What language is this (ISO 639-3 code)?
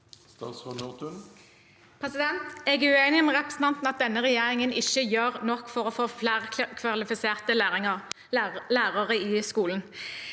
nor